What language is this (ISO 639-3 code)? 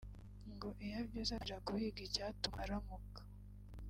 kin